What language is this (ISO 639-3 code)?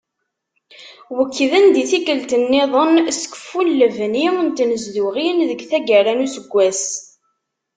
kab